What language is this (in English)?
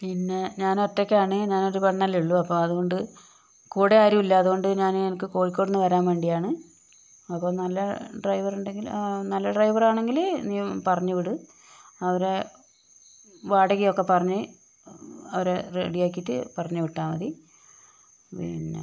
Malayalam